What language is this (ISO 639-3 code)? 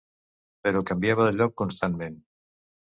cat